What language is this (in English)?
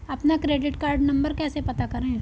Hindi